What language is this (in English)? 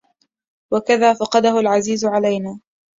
Arabic